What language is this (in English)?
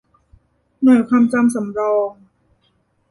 Thai